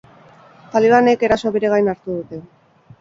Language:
Basque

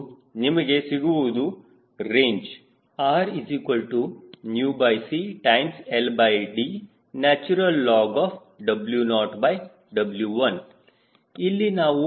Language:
Kannada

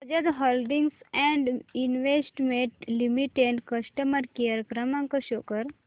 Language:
Marathi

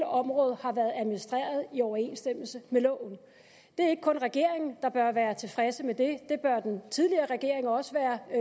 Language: Danish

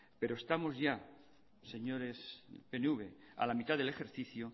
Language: Spanish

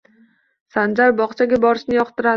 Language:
Uzbek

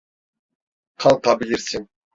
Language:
Turkish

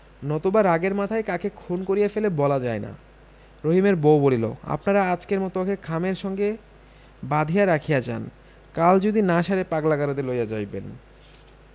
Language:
Bangla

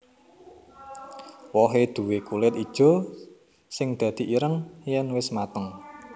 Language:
Javanese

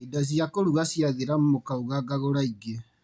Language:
Kikuyu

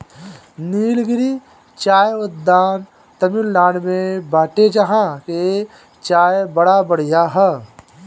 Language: Bhojpuri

